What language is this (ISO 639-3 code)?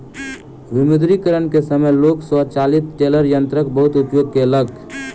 mai